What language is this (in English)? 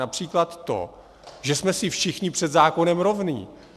Czech